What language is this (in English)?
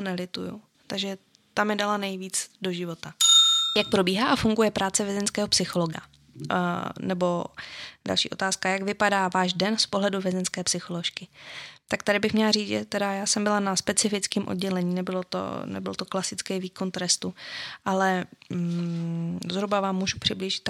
Czech